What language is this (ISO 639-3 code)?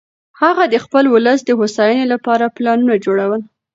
pus